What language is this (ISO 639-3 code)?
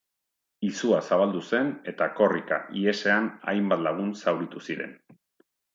eus